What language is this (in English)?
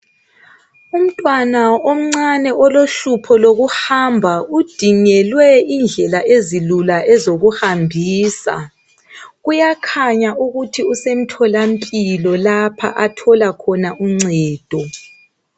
North Ndebele